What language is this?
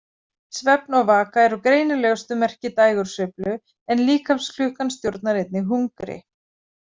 Icelandic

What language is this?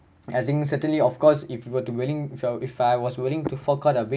English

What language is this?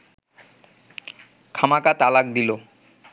Bangla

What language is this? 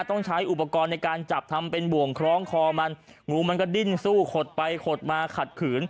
Thai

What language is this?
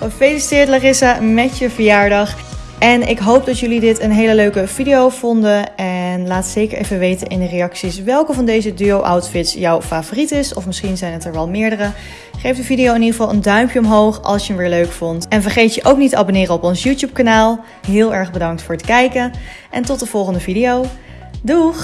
Dutch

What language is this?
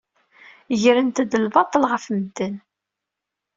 Kabyle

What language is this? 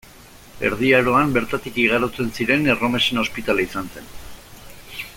Basque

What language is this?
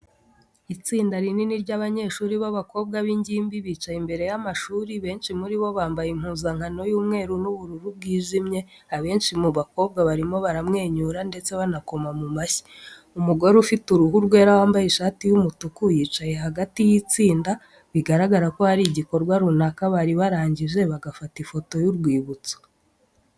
Kinyarwanda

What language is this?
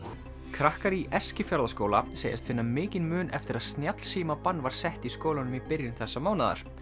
Icelandic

